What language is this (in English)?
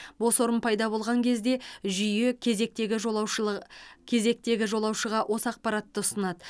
Kazakh